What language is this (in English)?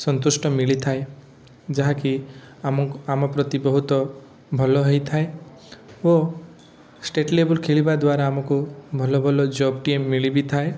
Odia